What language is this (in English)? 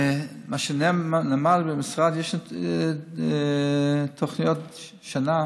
Hebrew